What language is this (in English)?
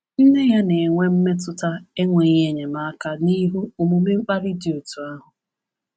Igbo